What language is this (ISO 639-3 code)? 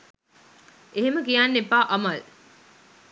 sin